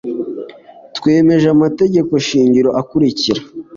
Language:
Kinyarwanda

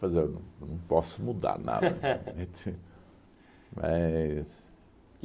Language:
Portuguese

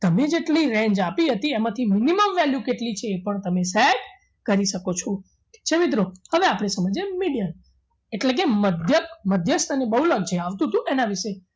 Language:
Gujarati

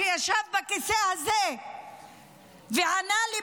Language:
Hebrew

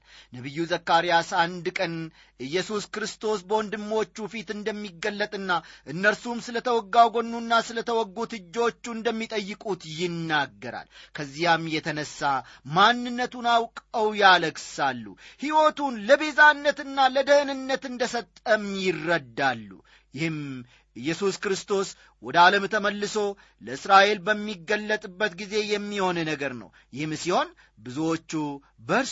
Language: Amharic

